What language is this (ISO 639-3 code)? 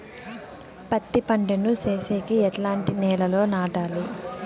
tel